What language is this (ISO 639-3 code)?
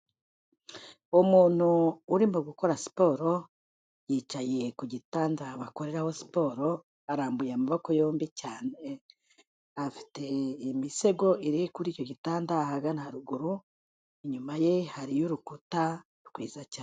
kin